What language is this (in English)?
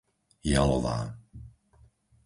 Slovak